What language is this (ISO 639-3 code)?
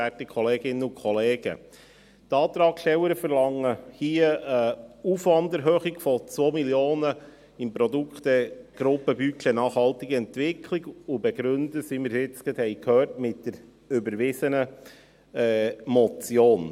gsw